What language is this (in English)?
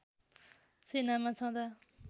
Nepali